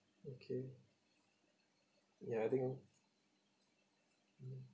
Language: English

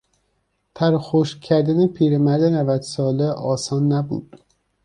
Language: Persian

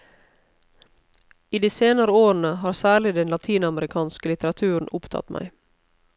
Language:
Norwegian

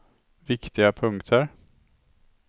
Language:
Swedish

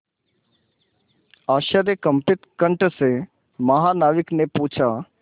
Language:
Hindi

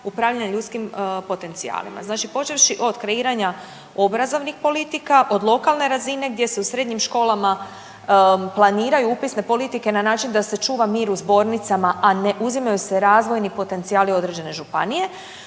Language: Croatian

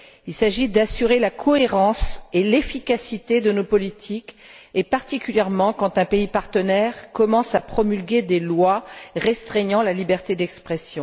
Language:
French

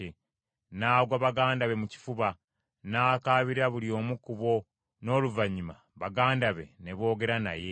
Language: Ganda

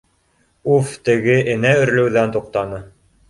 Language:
Bashkir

